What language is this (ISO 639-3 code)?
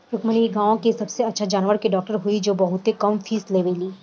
bho